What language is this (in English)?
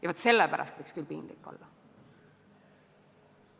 Estonian